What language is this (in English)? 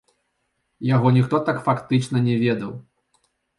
Belarusian